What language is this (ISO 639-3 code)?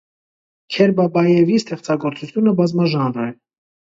hye